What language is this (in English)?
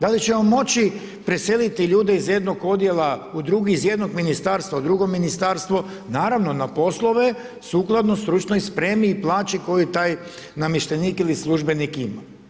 Croatian